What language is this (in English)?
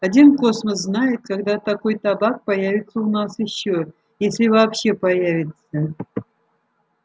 Russian